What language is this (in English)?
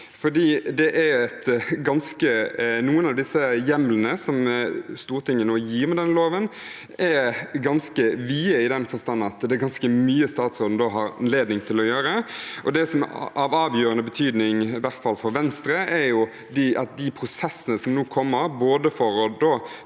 Norwegian